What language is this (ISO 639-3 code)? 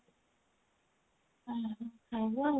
ori